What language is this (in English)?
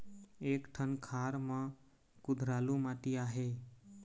Chhattisgarhi